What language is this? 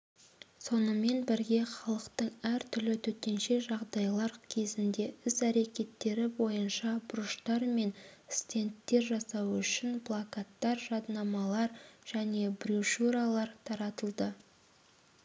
Kazakh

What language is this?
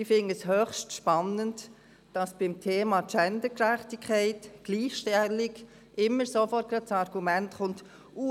Swiss German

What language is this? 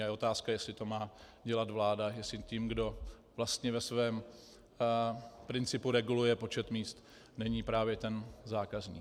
Czech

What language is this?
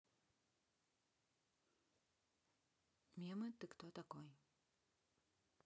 Russian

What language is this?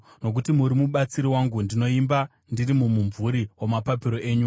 Shona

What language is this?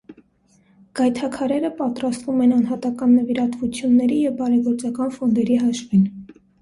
Armenian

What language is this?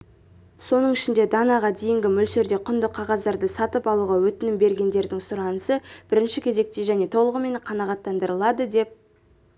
Kazakh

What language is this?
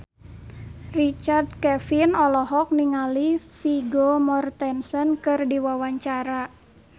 Sundanese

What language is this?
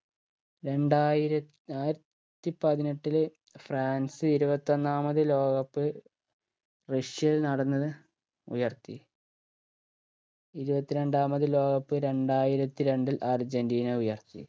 Malayalam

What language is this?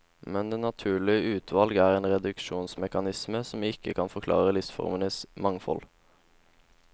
Norwegian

